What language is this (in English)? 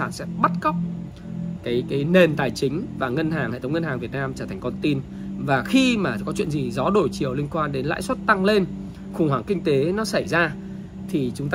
Vietnamese